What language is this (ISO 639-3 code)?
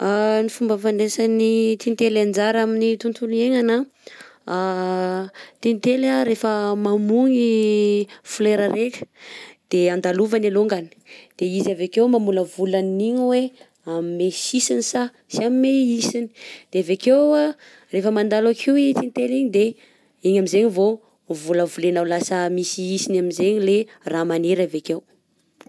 bzc